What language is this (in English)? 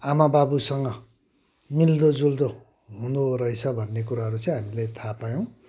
Nepali